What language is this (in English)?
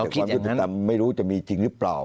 Thai